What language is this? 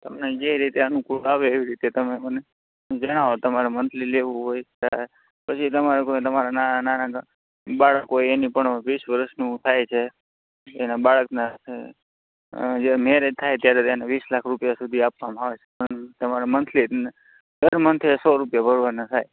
Gujarati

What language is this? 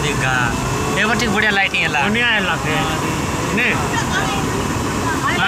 Thai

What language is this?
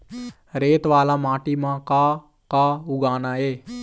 Chhattisgarhi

